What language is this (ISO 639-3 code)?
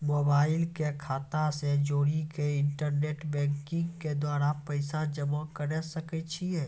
mai